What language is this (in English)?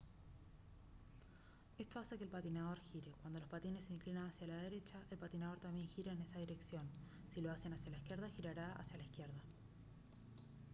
Spanish